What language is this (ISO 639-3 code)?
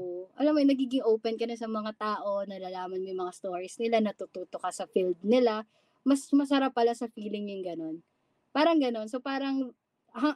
fil